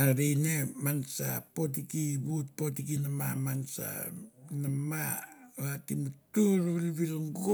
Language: Mandara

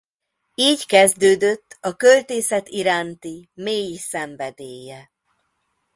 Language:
Hungarian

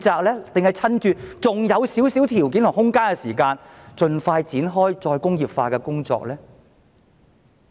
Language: Cantonese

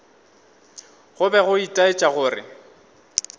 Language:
Northern Sotho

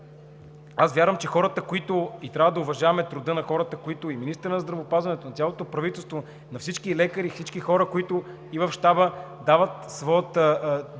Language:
Bulgarian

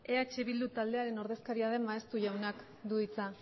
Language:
Basque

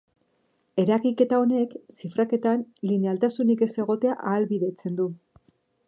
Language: Basque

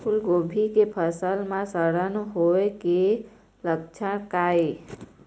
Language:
Chhattisgarhi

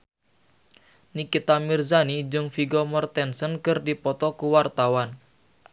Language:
Sundanese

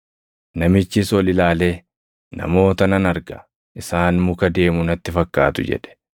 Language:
Oromo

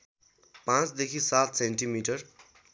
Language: Nepali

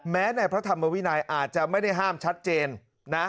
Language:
Thai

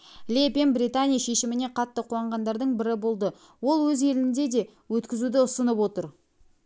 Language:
Kazakh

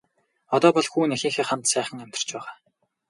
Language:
Mongolian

